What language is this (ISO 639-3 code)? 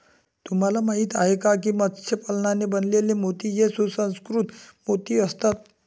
mar